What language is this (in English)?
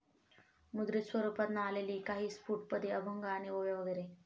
Marathi